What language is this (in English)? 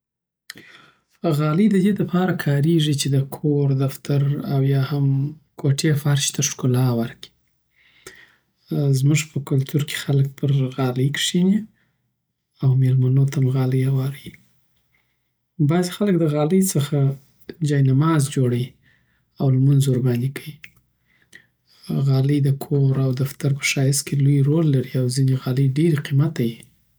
Southern Pashto